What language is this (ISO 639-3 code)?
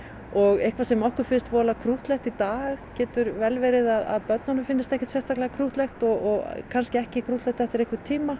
isl